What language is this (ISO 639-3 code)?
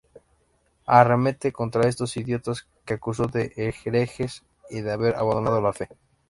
spa